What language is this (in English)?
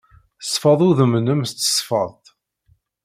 Kabyle